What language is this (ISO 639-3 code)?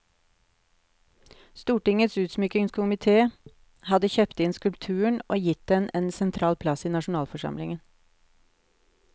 nor